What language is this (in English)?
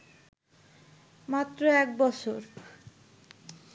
Bangla